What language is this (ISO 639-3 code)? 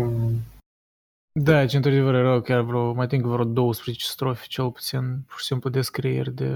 ron